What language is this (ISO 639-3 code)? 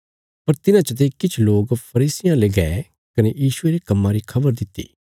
kfs